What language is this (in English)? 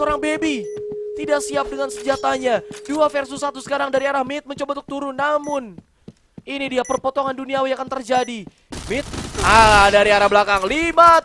Indonesian